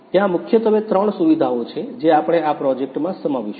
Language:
Gujarati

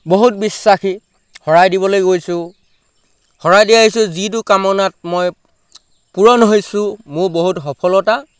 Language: Assamese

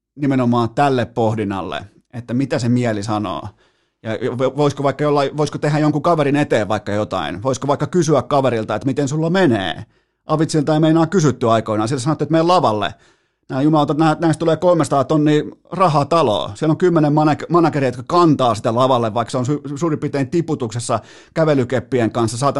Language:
Finnish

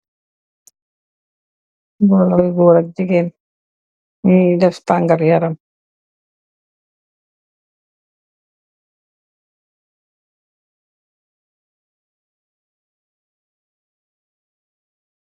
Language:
Wolof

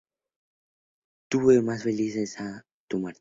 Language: Spanish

